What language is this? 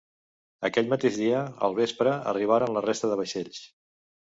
Catalan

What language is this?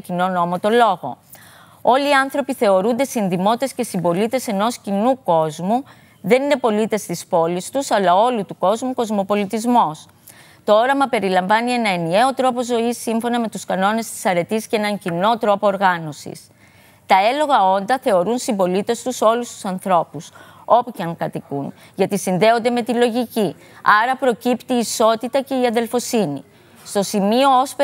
Greek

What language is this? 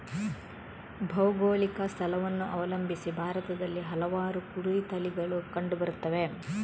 Kannada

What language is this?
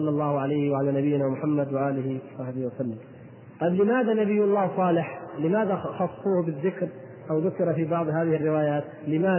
Arabic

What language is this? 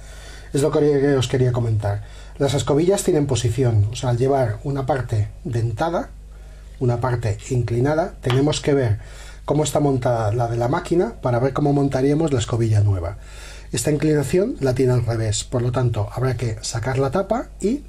Spanish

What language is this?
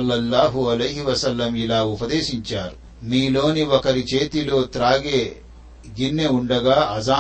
Telugu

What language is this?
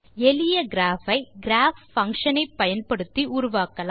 Tamil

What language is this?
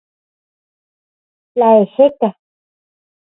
Central Puebla Nahuatl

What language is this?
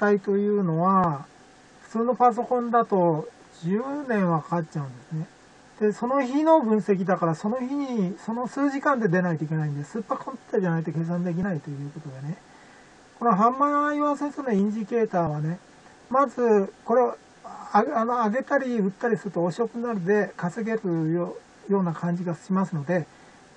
Japanese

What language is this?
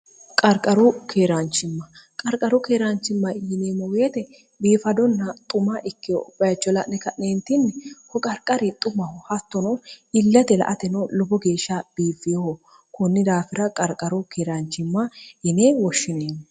Sidamo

